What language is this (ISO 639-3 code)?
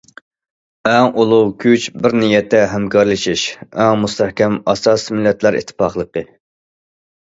uig